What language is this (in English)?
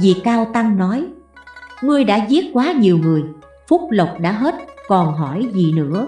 Vietnamese